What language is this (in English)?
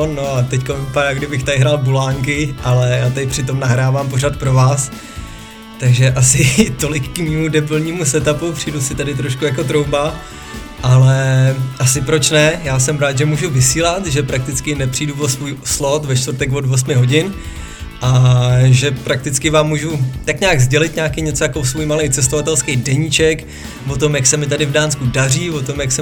Czech